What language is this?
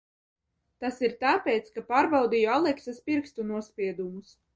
Latvian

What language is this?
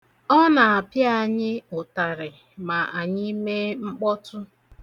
Igbo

